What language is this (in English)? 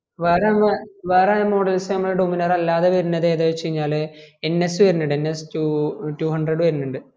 Malayalam